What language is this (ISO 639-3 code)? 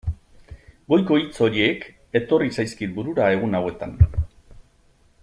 eus